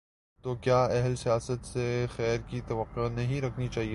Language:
Urdu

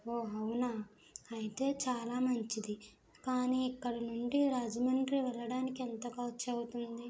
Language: Telugu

